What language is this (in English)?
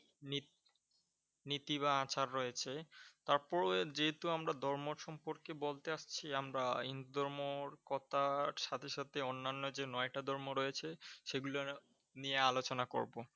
Bangla